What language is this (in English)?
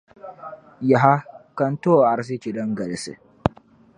Dagbani